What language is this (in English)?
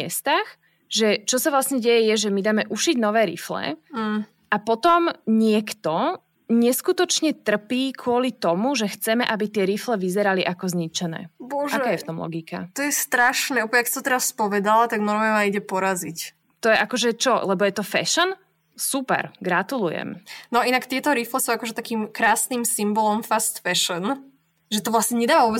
Slovak